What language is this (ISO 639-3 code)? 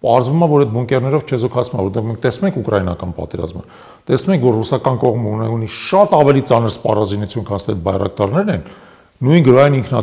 tur